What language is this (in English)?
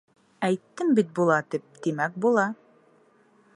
Bashkir